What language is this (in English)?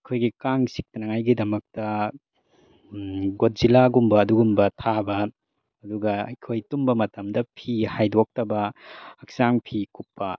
Manipuri